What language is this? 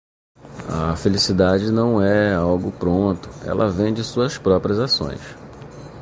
Portuguese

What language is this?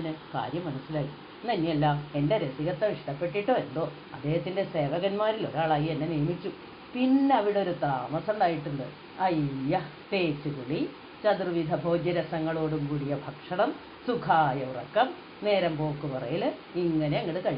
Malayalam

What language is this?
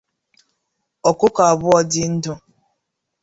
Igbo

